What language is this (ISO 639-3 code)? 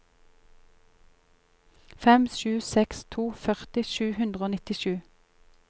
nor